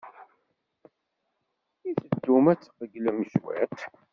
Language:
Kabyle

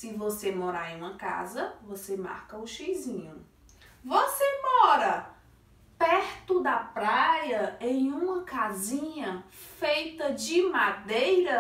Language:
Portuguese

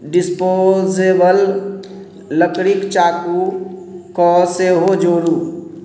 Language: Maithili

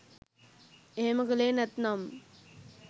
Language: Sinhala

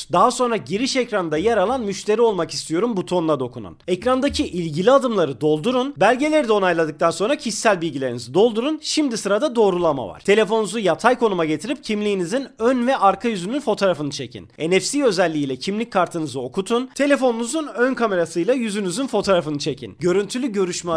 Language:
Turkish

